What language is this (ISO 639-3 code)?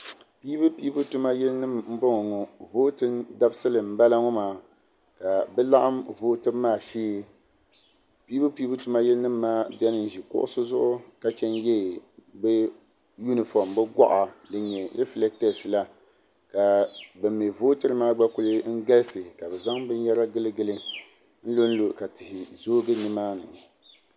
dag